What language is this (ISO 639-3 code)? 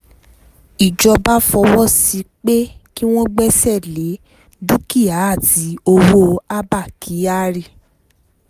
yor